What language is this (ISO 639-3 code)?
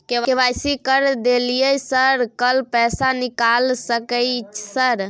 mai